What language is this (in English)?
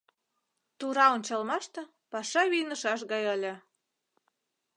Mari